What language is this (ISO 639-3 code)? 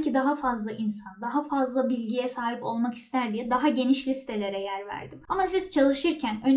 tur